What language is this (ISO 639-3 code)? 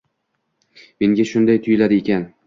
uzb